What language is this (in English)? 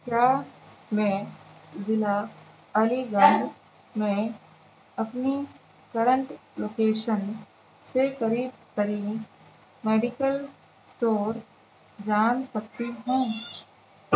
Urdu